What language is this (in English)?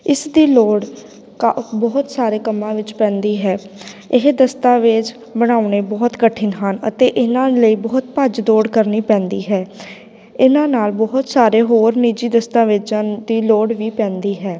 Punjabi